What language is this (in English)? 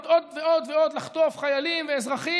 Hebrew